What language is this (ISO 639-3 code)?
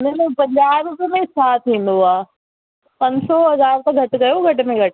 snd